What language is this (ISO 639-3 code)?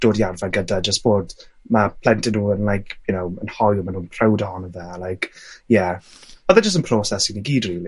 cym